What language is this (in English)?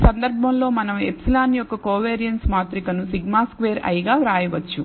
Telugu